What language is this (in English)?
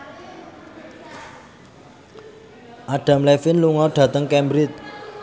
Javanese